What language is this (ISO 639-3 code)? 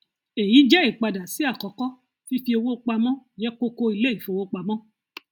yor